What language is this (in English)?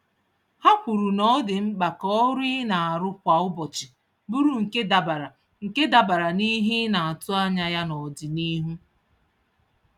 Igbo